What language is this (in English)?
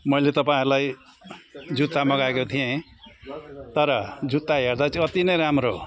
Nepali